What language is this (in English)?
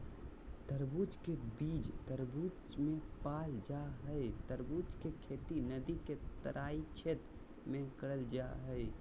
Magahi